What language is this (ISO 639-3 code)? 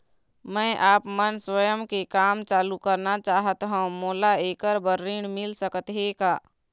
hne